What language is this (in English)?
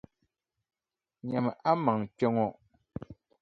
Dagbani